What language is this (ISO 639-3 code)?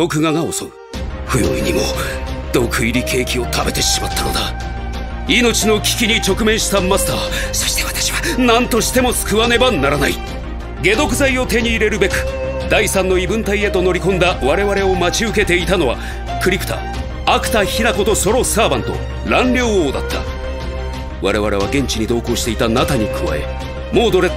jpn